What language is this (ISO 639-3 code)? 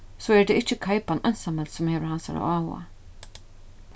fao